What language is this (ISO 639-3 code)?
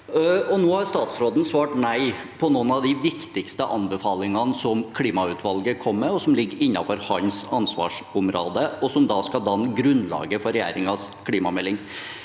nor